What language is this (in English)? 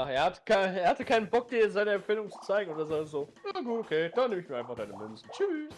German